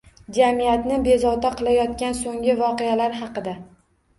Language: Uzbek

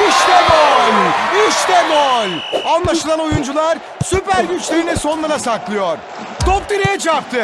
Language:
Turkish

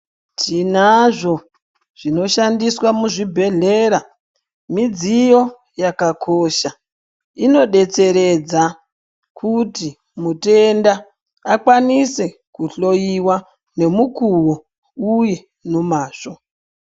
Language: Ndau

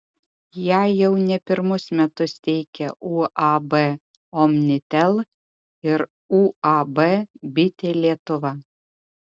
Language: Lithuanian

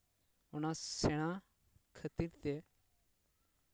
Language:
Santali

